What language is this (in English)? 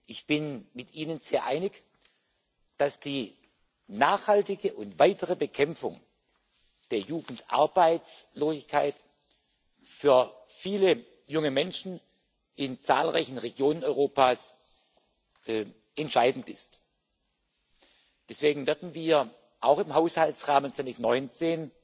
German